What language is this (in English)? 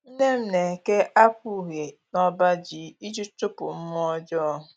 Igbo